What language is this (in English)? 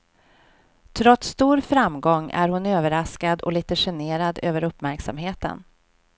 Swedish